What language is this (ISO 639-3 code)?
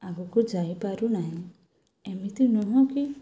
ori